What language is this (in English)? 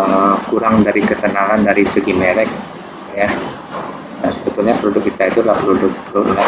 Indonesian